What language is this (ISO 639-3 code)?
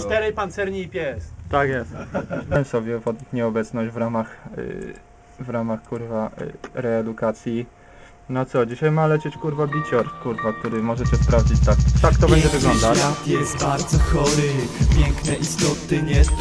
pol